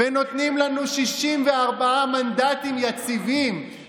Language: Hebrew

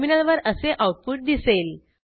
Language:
Marathi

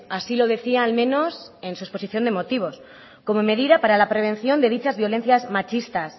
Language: Spanish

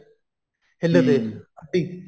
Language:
Punjabi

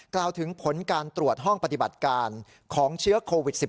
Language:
Thai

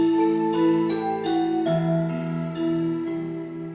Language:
Indonesian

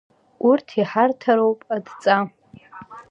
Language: Abkhazian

